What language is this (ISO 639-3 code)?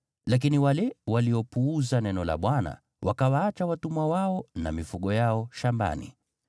swa